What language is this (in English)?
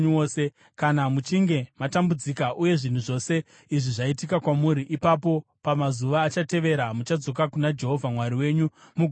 Shona